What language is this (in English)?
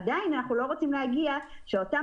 Hebrew